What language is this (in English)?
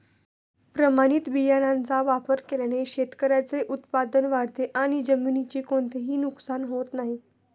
Marathi